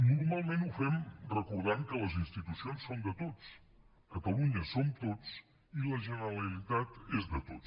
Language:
Catalan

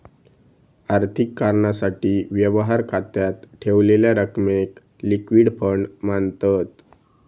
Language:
Marathi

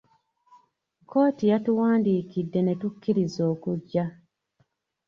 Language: Ganda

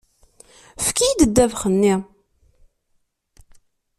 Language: Kabyle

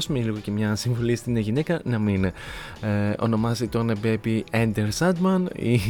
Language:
Greek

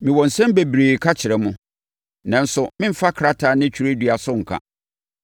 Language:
Akan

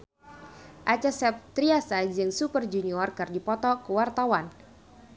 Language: Sundanese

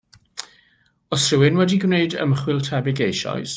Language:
Welsh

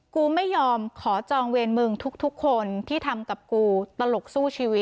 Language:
Thai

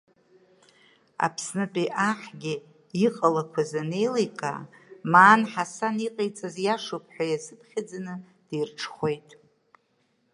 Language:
Abkhazian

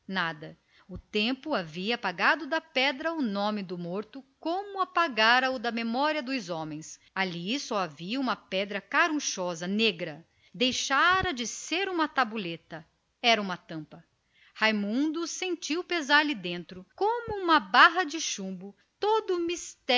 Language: Portuguese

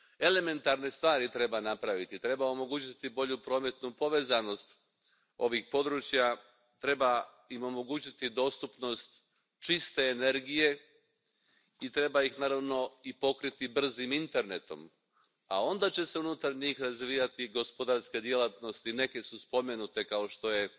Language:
Croatian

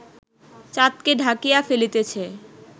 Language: Bangla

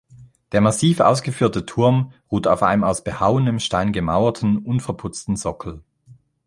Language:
German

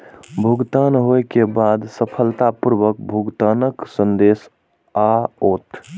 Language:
Maithili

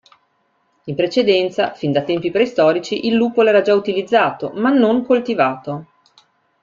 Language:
Italian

